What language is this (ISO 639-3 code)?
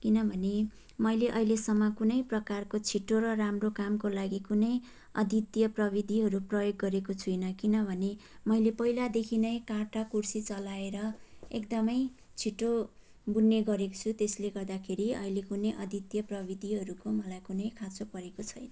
nep